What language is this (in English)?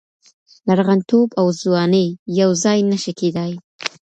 Pashto